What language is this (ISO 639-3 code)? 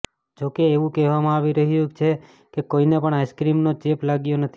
guj